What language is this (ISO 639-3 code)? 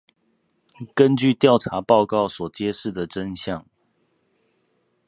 zho